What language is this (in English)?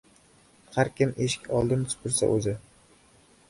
Uzbek